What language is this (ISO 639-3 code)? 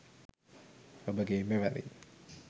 sin